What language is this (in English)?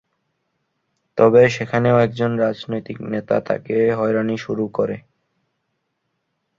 Bangla